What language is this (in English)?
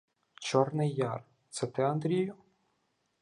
Ukrainian